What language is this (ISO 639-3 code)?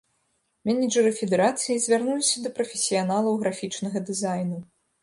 bel